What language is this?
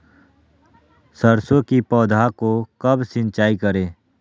Magahi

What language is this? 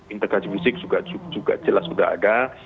Indonesian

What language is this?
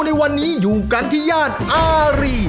Thai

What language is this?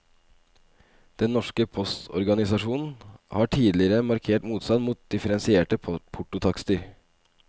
Norwegian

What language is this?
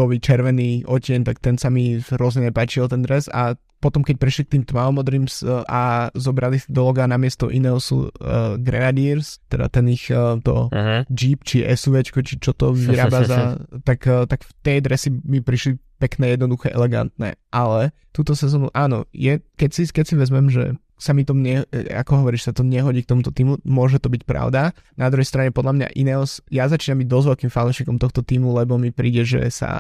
Slovak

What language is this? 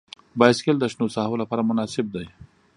Pashto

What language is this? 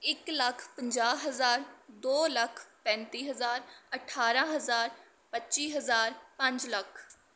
Punjabi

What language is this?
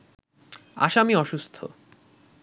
Bangla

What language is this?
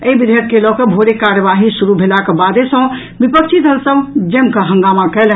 Maithili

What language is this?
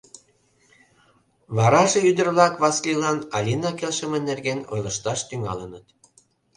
Mari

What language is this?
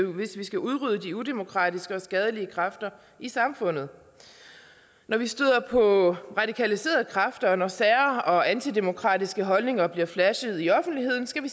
Danish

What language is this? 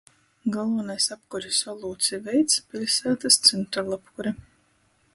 Latgalian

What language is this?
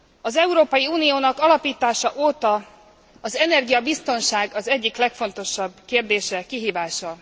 Hungarian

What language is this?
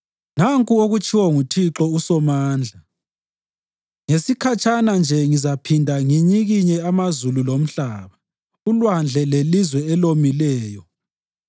North Ndebele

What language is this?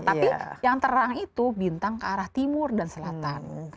Indonesian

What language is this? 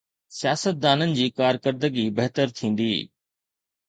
Sindhi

